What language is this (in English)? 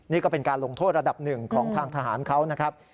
Thai